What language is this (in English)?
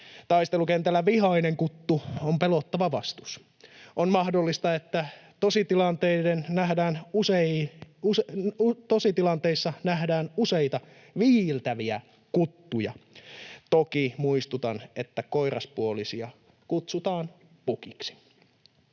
Finnish